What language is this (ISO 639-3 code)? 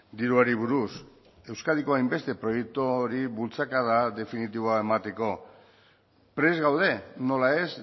eus